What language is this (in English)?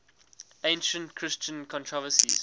English